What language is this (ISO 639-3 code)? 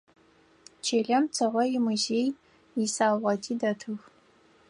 ady